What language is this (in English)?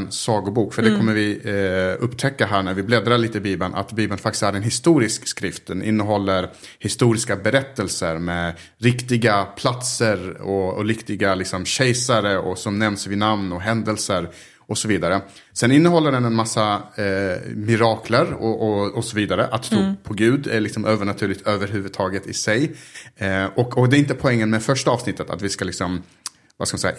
Swedish